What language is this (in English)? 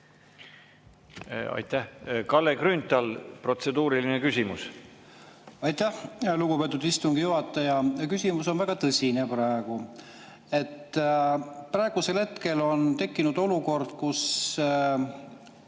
Estonian